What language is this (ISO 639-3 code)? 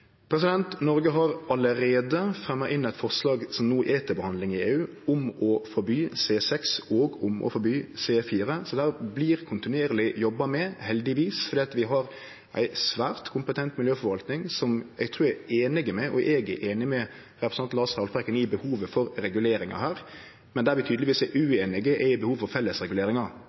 nno